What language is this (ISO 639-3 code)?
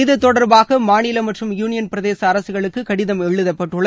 tam